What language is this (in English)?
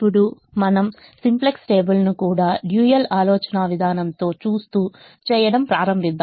Telugu